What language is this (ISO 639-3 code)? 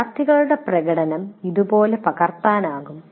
mal